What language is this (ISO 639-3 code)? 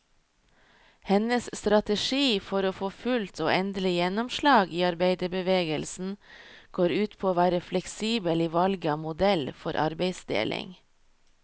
nor